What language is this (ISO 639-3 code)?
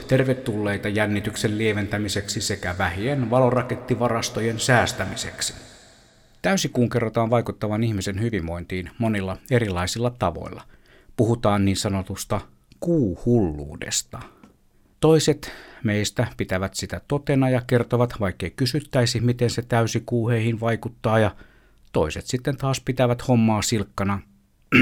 fin